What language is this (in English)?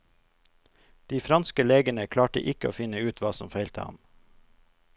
Norwegian